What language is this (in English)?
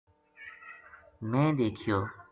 Gujari